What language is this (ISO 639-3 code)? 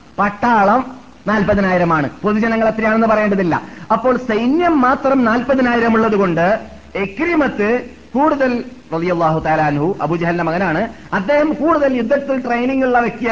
mal